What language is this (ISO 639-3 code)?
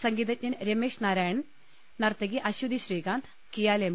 mal